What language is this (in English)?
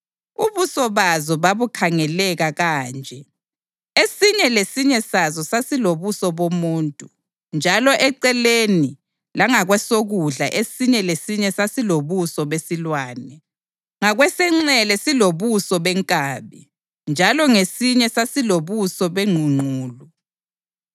North Ndebele